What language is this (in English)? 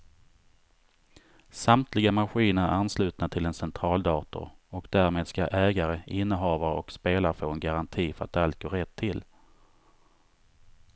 Swedish